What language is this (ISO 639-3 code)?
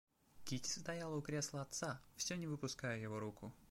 rus